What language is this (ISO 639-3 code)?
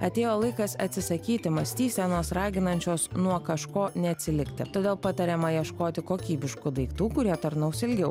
lit